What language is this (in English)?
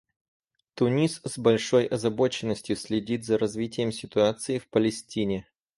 Russian